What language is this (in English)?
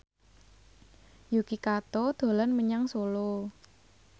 Javanese